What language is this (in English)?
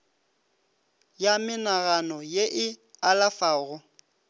Northern Sotho